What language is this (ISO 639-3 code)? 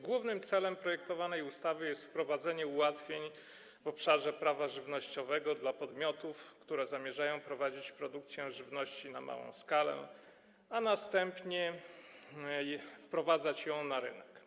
pol